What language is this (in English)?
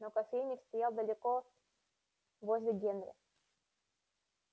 Russian